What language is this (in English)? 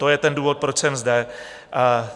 Czech